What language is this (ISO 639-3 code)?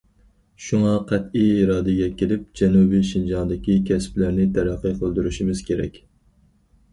uig